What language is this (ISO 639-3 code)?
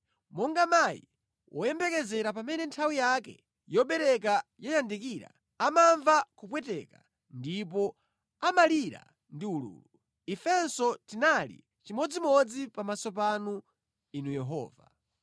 nya